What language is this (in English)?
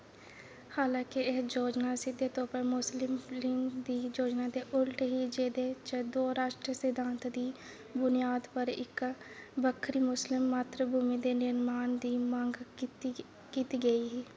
Dogri